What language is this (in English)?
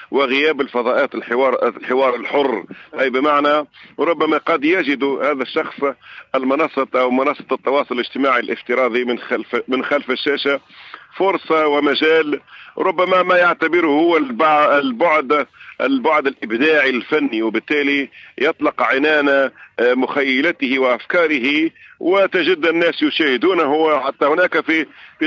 Arabic